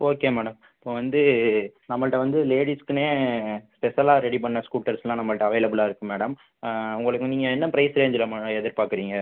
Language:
Tamil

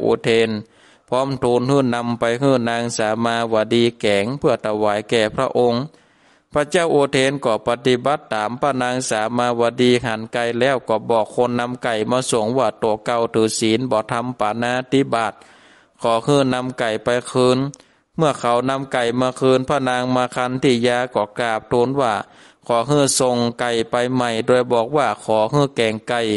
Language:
Thai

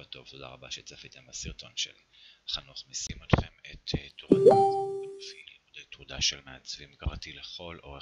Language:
Hebrew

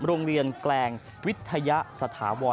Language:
Thai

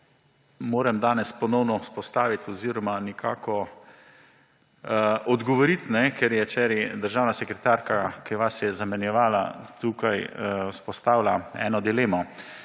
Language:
Slovenian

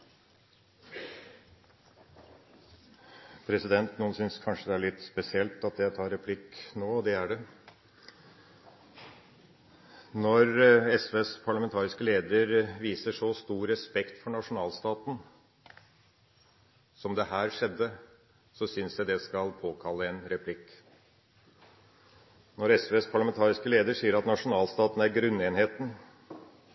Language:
Norwegian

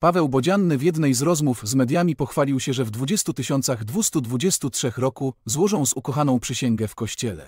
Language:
Polish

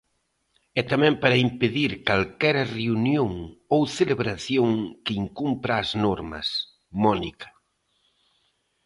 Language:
Galician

